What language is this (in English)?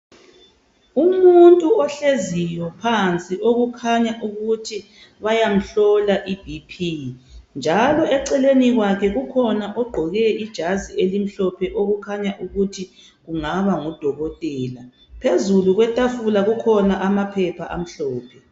North Ndebele